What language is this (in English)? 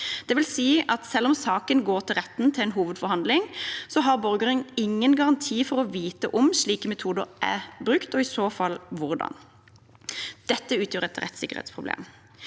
Norwegian